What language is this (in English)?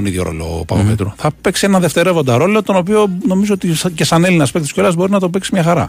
Greek